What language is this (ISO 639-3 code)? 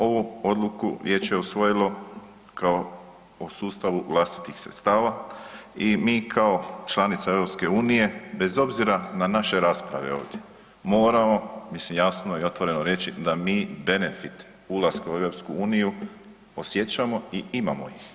hrv